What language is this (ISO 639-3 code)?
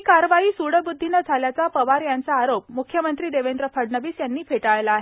mar